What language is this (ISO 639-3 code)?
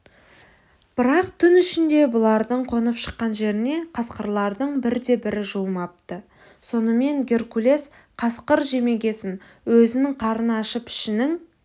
kaz